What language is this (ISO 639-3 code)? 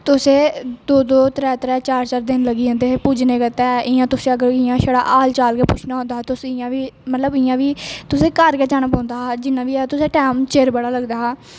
doi